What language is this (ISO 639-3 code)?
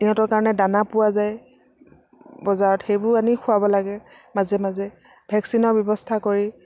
asm